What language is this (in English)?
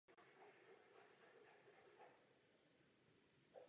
Czech